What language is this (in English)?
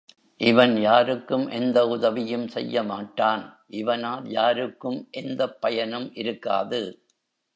Tamil